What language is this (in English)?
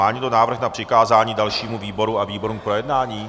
Czech